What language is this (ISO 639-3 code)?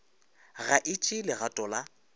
nso